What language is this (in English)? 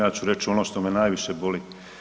Croatian